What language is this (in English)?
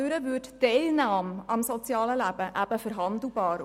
Swiss German